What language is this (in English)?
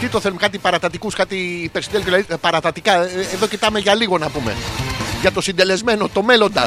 Greek